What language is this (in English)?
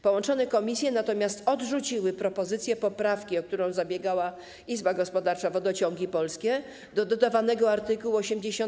Polish